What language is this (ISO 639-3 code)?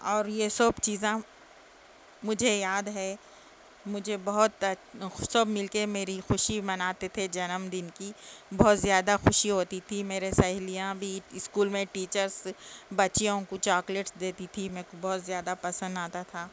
urd